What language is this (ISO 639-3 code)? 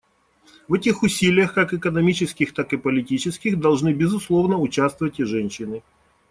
rus